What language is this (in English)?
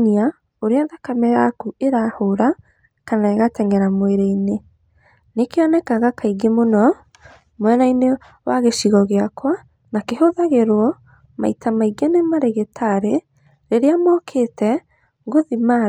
Kikuyu